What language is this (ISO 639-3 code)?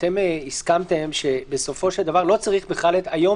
heb